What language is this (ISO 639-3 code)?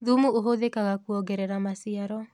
kik